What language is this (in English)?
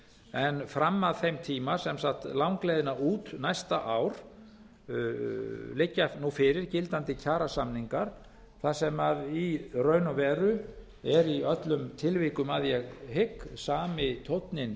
Icelandic